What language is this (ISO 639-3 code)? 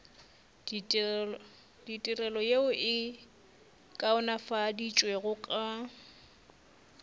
nso